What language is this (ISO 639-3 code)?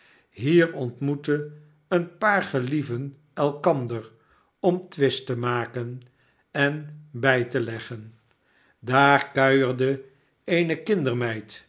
nld